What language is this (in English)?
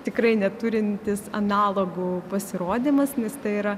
Lithuanian